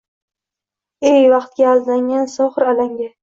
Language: Uzbek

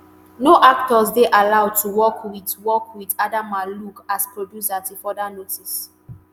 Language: Nigerian Pidgin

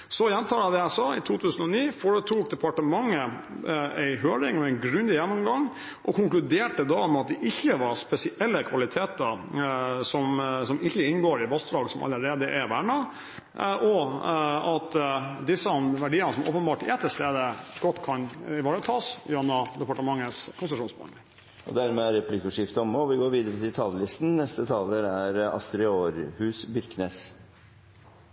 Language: Norwegian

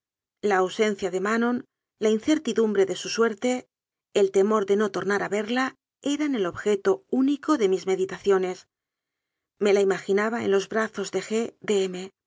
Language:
Spanish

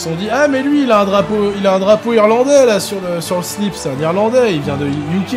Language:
French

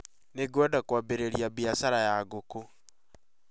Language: Kikuyu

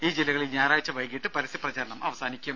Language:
Malayalam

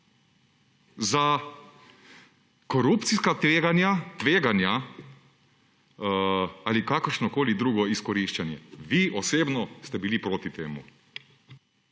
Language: Slovenian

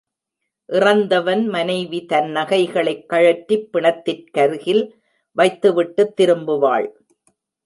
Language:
Tamil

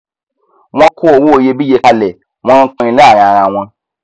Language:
Yoruba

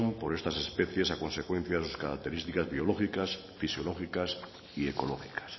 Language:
Spanish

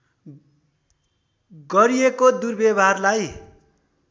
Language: Nepali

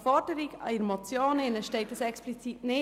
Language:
Swiss German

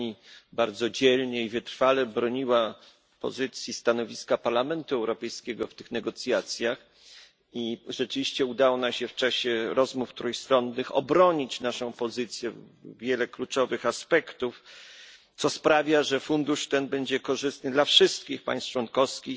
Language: Polish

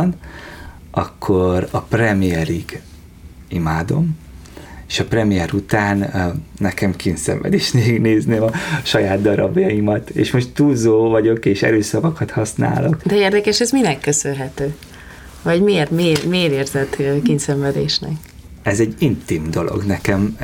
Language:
Hungarian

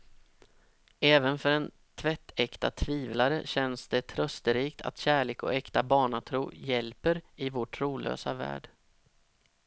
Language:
Swedish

